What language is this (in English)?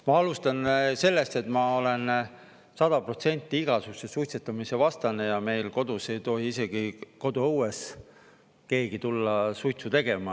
Estonian